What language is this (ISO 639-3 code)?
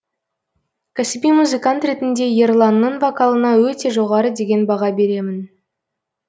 kaz